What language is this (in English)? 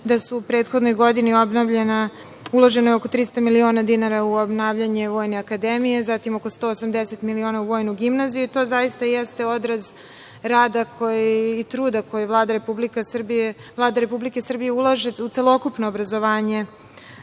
Serbian